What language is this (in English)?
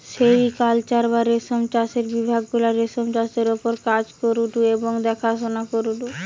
Bangla